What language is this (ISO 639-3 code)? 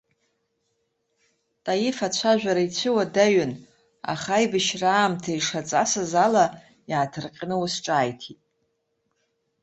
abk